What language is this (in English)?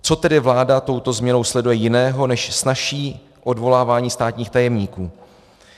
Czech